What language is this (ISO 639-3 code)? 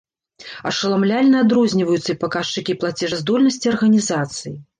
bel